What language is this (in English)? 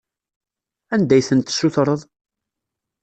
Kabyle